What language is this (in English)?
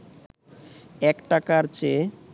Bangla